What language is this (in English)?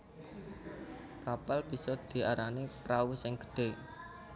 Javanese